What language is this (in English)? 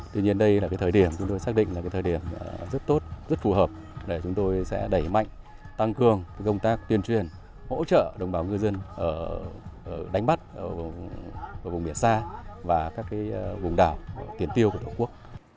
Vietnamese